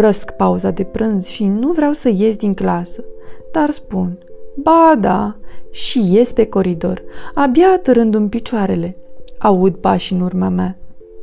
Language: Romanian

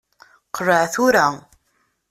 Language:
Kabyle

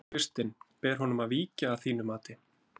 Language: Icelandic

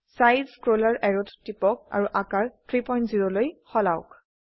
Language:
Assamese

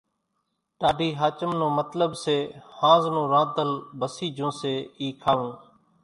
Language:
Kachi Koli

